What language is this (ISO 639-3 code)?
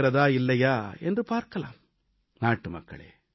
tam